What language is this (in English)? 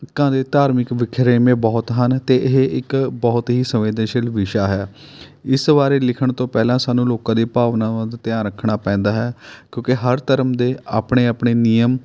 Punjabi